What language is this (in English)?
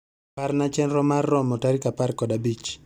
Luo (Kenya and Tanzania)